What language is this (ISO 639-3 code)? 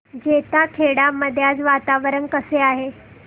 mar